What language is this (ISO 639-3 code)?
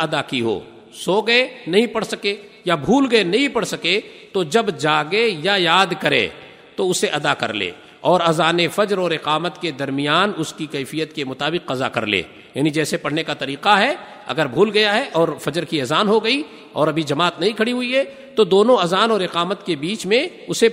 urd